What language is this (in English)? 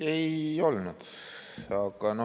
Estonian